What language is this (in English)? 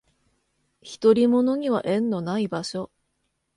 Japanese